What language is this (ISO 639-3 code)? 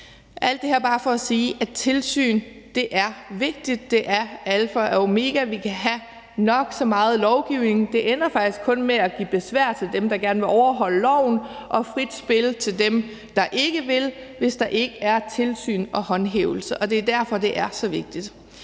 dan